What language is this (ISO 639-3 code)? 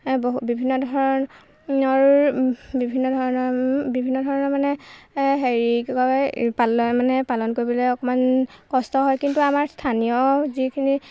asm